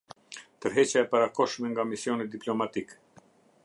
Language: Albanian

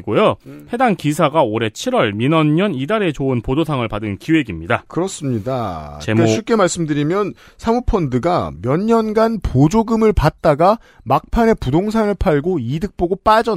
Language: Korean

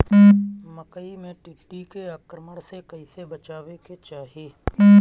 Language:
Bhojpuri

